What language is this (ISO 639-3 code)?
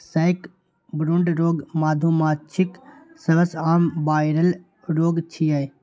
mai